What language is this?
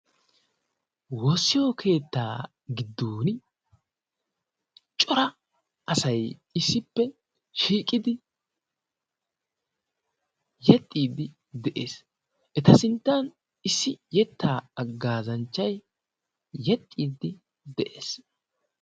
Wolaytta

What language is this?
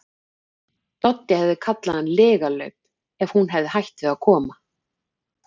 Icelandic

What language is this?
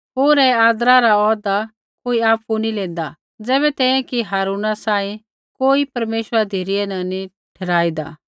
Kullu Pahari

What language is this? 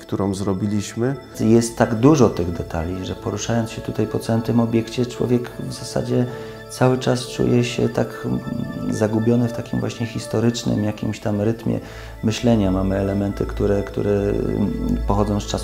Polish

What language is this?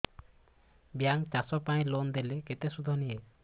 Odia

